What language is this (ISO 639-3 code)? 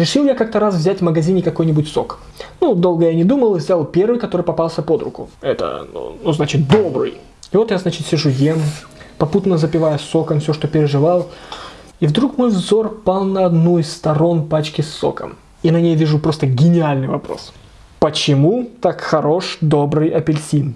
rus